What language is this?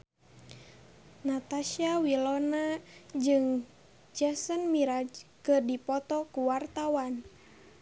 Sundanese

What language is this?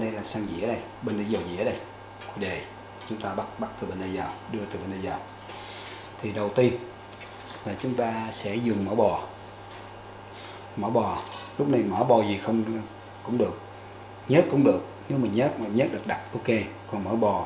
Vietnamese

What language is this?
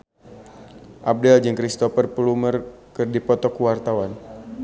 Sundanese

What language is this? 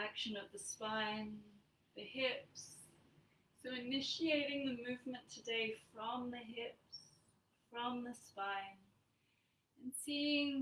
English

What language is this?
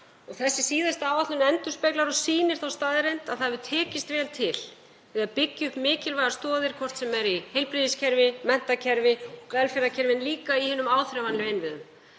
Icelandic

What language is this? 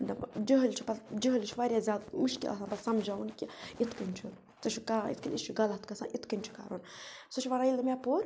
Kashmiri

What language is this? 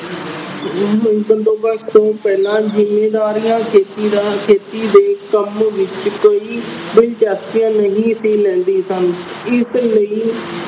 Punjabi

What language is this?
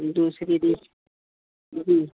Urdu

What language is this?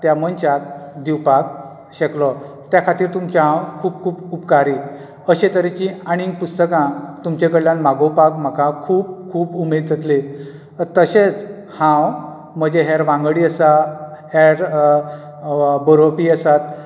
Konkani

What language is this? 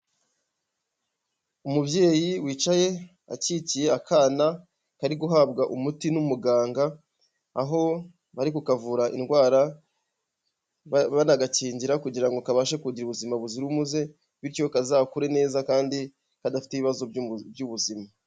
Kinyarwanda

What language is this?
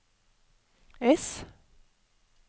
Norwegian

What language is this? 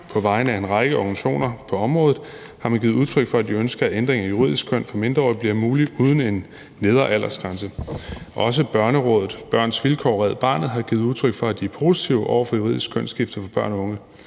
Danish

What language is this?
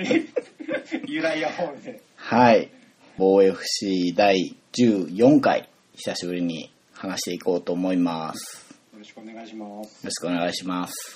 Japanese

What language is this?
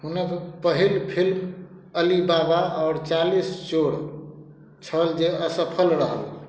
Maithili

